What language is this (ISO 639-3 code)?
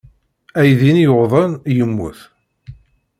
kab